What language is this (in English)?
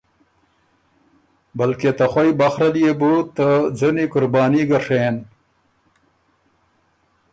Ormuri